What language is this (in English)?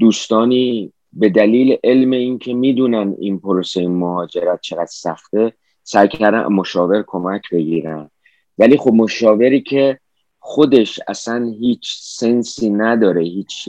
Persian